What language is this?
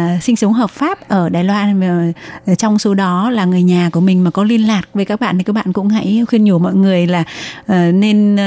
Vietnamese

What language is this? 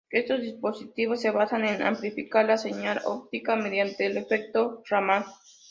Spanish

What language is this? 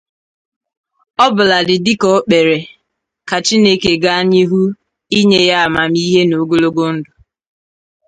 Igbo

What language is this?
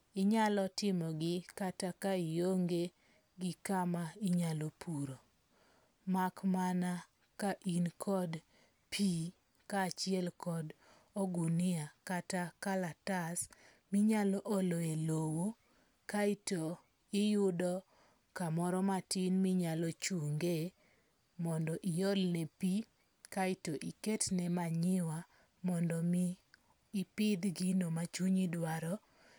Luo (Kenya and Tanzania)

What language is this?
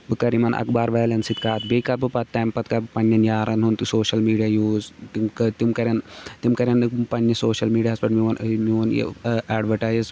Kashmiri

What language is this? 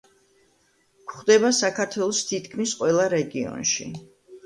Georgian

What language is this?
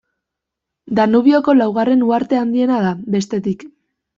Basque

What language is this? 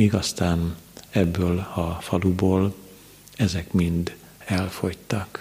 Hungarian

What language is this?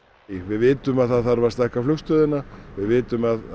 Icelandic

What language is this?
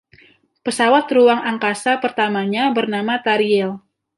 Indonesian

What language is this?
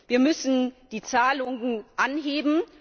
German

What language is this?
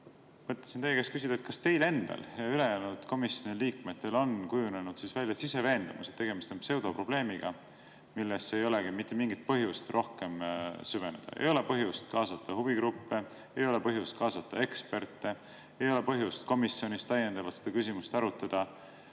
Estonian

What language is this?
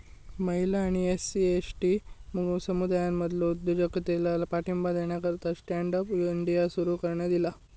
Marathi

